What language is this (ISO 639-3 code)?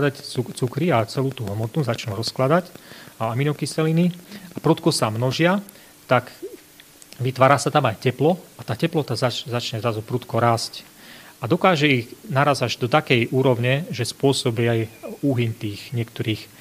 slk